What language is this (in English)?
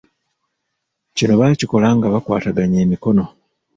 Ganda